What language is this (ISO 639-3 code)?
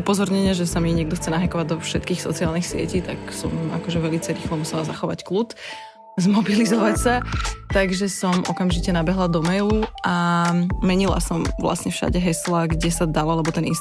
slk